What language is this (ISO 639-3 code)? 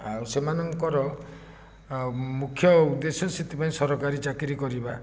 ori